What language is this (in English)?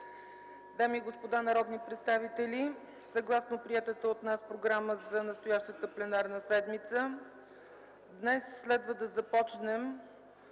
Bulgarian